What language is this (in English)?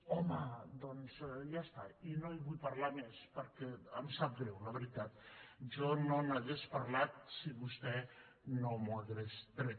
Catalan